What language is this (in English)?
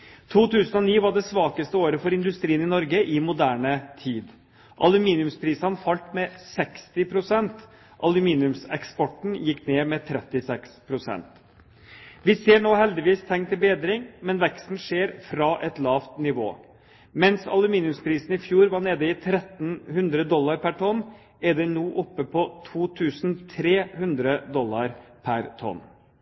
Norwegian Bokmål